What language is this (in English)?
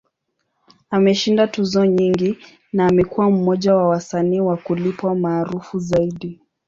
Swahili